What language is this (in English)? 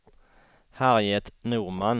Swedish